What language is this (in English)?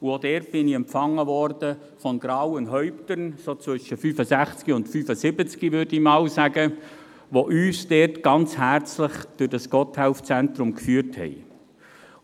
Swiss German